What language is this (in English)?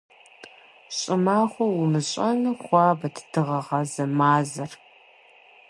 Kabardian